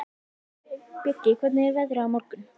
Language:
Icelandic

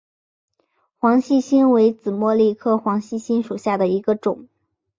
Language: Chinese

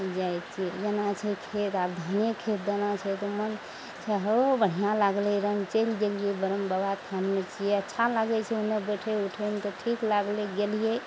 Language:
Maithili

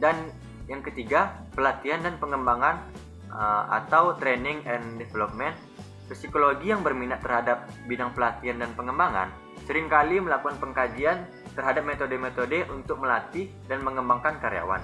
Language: Indonesian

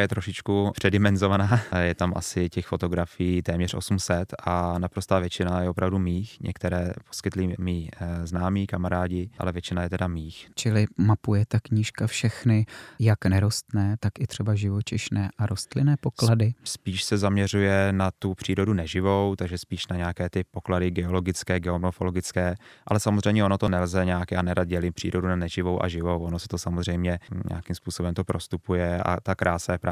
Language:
Czech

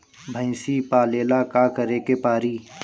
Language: Bhojpuri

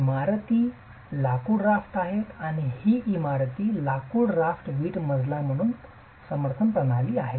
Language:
Marathi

